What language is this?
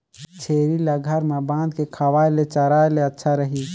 Chhattisgarhi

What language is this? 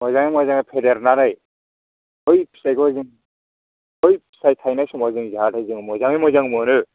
Bodo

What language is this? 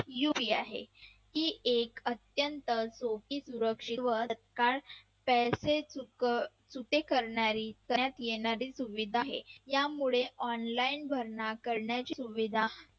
Marathi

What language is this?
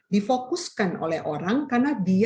Indonesian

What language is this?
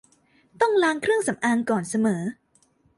Thai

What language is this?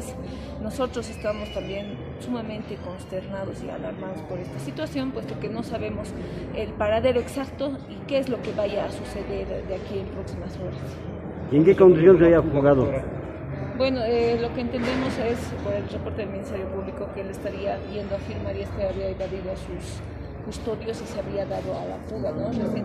Spanish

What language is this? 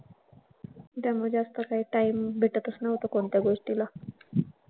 Marathi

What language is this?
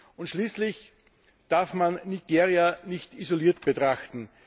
German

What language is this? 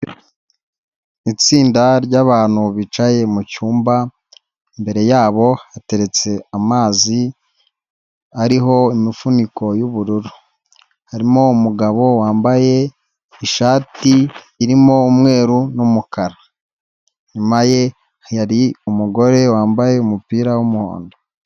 Kinyarwanda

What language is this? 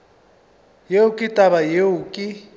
Northern Sotho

